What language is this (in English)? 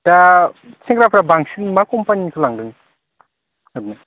Bodo